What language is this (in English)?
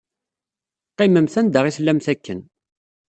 Kabyle